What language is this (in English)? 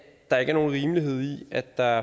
Danish